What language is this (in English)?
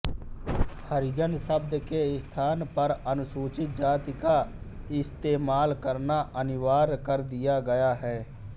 Hindi